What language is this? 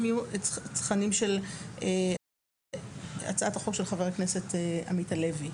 Hebrew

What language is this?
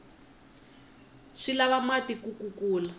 Tsonga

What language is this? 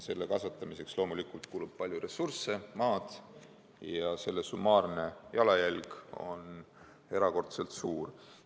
Estonian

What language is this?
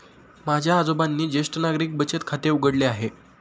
Marathi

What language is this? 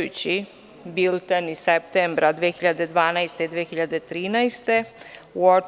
Serbian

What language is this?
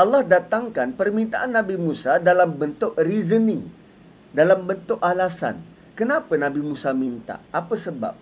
Malay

